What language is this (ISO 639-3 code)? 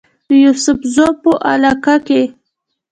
pus